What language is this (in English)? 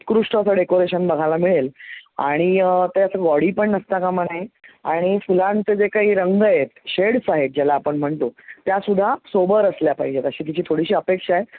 Marathi